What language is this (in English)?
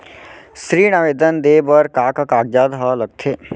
Chhattisgarhi